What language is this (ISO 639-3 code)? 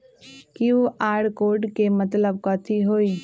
mag